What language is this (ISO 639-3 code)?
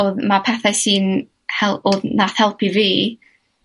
cym